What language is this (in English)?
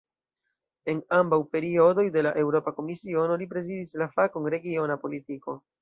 Esperanto